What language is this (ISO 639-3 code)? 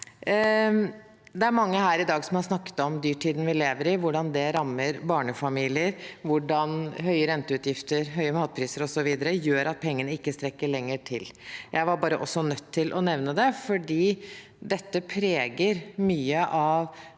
nor